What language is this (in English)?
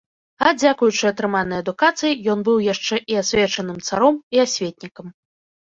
Belarusian